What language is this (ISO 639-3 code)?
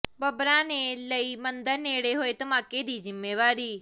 pan